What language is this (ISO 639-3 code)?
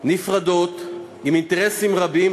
heb